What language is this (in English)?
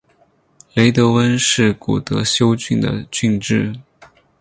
Chinese